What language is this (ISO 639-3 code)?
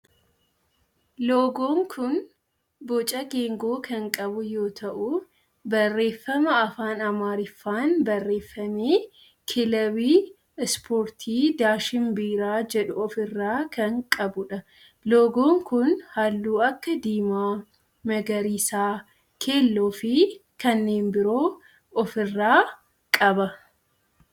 orm